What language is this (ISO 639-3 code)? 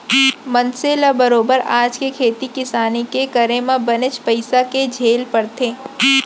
hne